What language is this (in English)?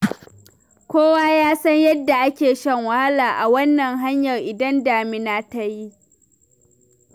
Hausa